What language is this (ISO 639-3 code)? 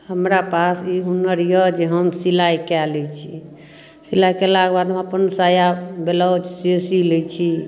mai